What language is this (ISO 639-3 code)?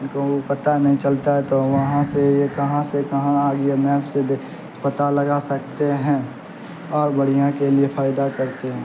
urd